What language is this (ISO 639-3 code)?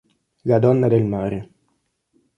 ita